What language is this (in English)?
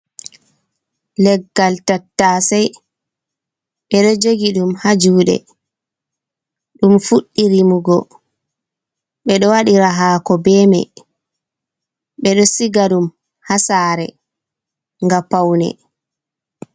Fula